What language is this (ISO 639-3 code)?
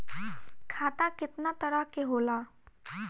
bho